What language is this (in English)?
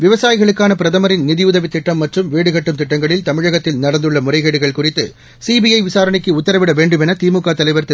Tamil